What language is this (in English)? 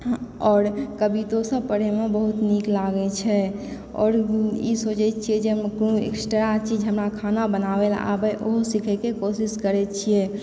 Maithili